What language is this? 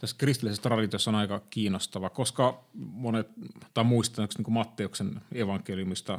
Finnish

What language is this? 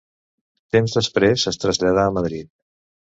Catalan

